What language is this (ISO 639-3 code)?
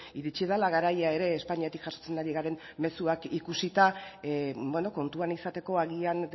eus